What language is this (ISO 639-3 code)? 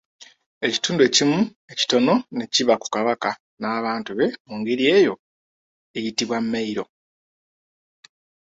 lug